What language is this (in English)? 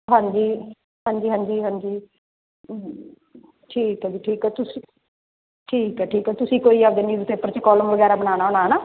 Punjabi